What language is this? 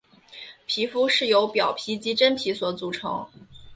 Chinese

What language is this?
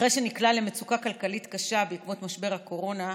Hebrew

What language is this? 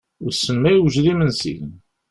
Kabyle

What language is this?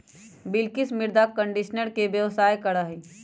Magahi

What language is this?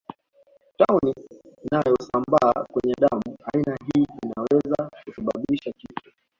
Swahili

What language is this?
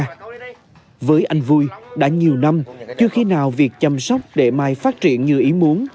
Vietnamese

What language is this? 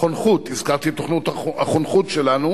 Hebrew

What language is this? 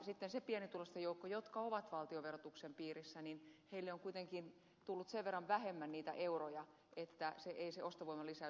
Finnish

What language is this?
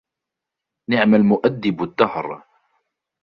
Arabic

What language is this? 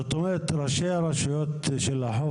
Hebrew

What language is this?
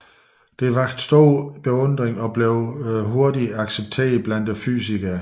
Danish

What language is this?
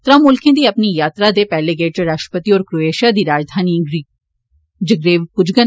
Dogri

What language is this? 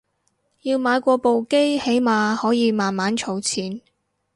Cantonese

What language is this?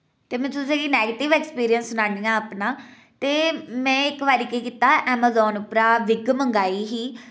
Dogri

